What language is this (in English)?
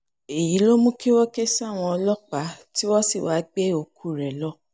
Yoruba